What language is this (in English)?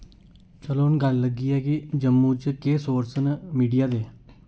Dogri